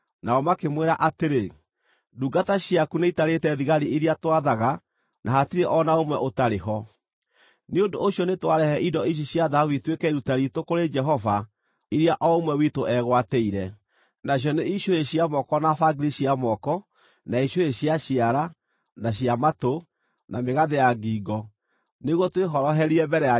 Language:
Kikuyu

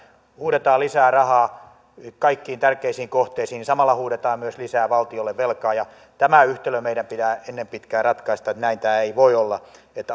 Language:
Finnish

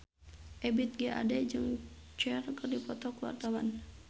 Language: Sundanese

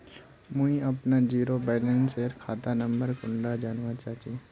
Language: Magahi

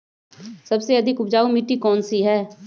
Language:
Magahi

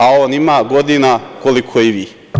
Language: Serbian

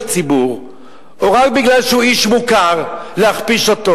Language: Hebrew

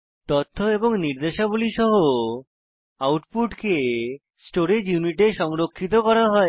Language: Bangla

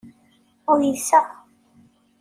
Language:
Kabyle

